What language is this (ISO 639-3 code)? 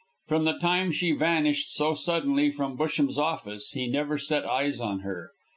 eng